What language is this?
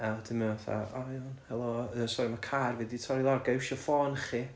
Welsh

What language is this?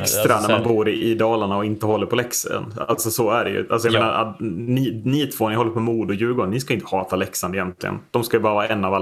Swedish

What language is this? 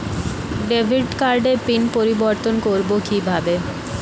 Bangla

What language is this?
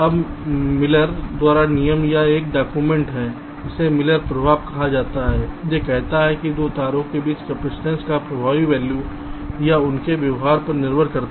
Hindi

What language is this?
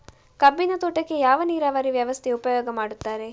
Kannada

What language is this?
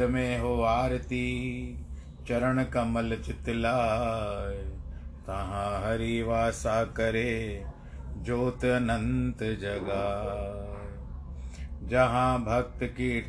Hindi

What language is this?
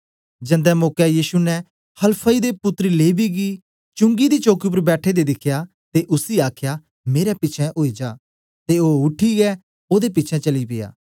Dogri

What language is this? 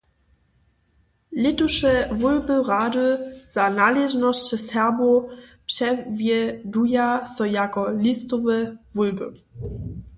Upper Sorbian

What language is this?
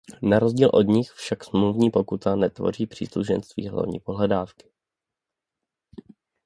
Czech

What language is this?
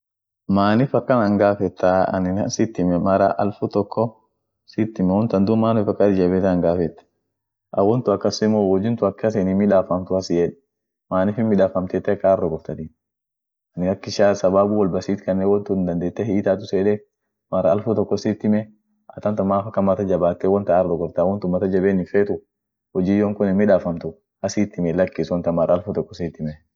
Orma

